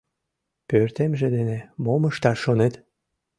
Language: Mari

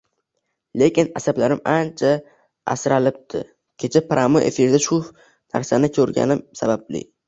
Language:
Uzbek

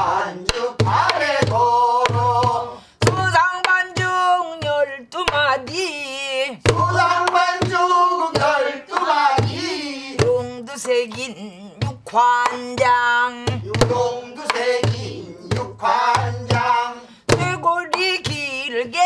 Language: Korean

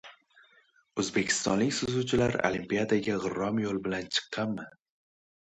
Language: Uzbek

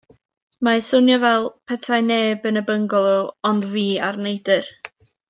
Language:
Welsh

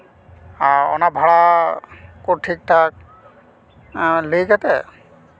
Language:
Santali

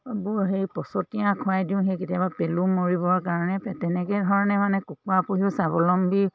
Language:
Assamese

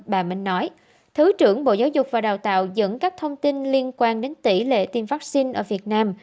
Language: Vietnamese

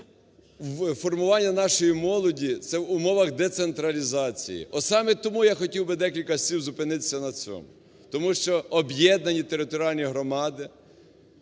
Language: Ukrainian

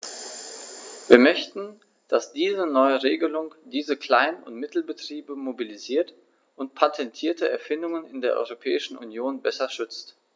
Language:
German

